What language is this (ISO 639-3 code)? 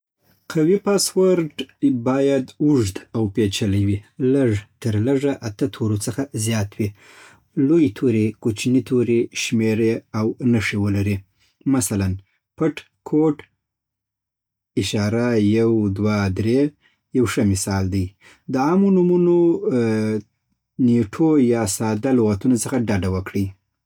pbt